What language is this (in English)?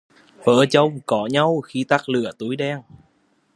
Vietnamese